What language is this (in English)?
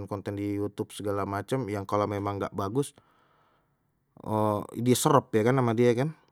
Betawi